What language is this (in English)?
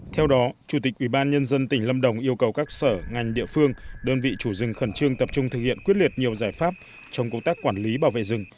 Vietnamese